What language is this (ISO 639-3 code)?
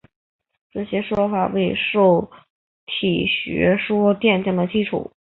zho